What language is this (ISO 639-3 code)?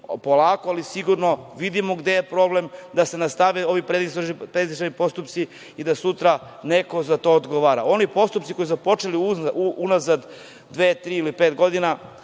srp